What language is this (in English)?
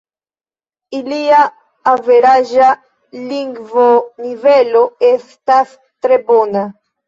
Esperanto